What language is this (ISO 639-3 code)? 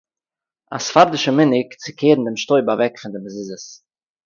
yid